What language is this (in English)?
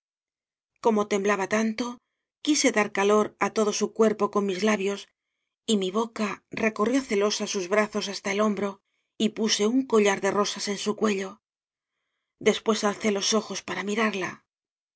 Spanish